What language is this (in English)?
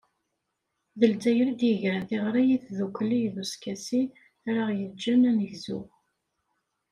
Kabyle